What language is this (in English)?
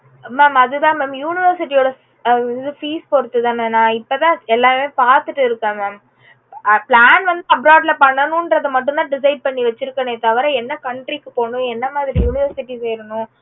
Tamil